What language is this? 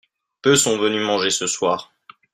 French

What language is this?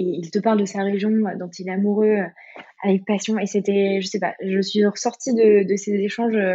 French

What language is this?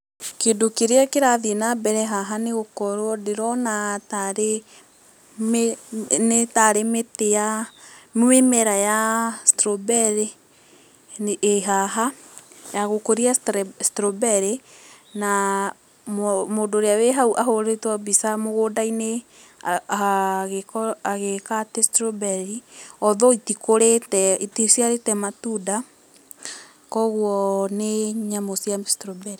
Kikuyu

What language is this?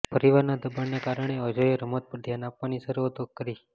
Gujarati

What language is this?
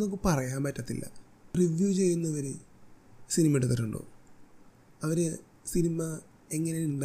Malayalam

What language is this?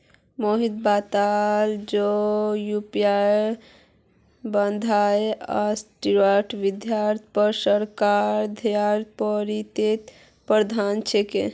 Magahi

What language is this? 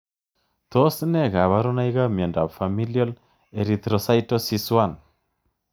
Kalenjin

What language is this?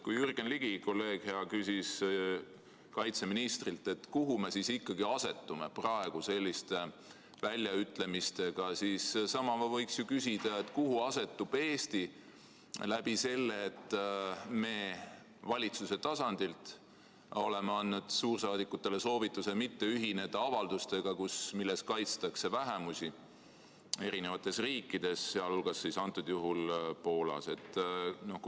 Estonian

